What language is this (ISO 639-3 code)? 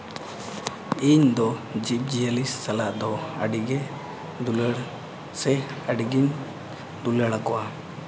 sat